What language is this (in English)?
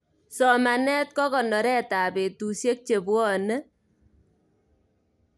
Kalenjin